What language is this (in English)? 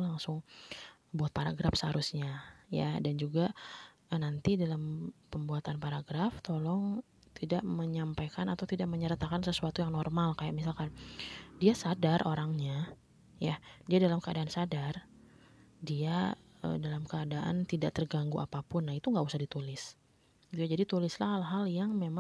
Indonesian